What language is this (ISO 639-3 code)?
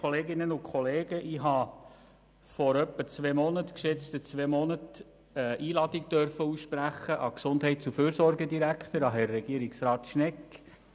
gsw